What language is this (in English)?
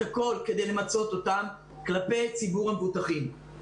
Hebrew